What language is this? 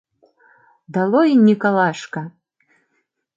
Mari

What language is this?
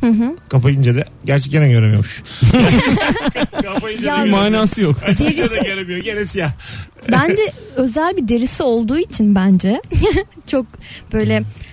Turkish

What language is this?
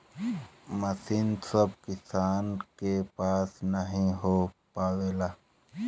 Bhojpuri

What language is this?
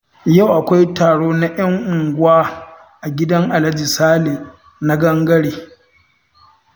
Hausa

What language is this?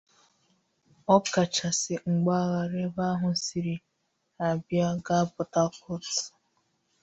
Igbo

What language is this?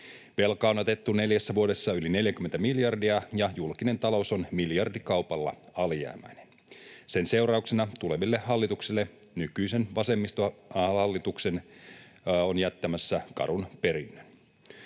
Finnish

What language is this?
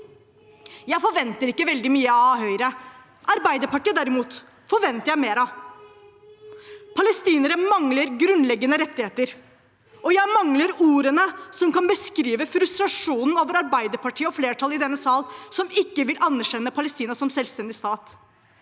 Norwegian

